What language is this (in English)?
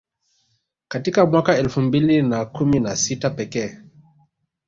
Swahili